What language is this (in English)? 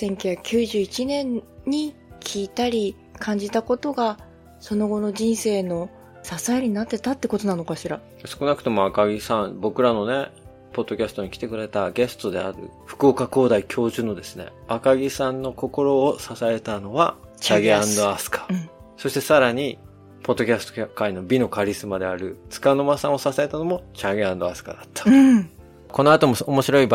Japanese